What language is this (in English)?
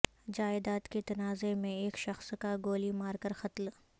Urdu